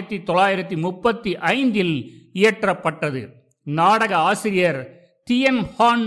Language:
Tamil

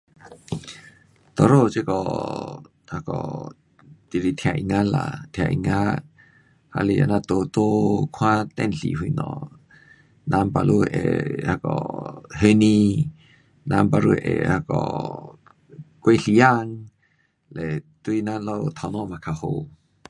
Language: Pu-Xian Chinese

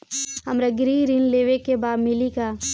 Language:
Bhojpuri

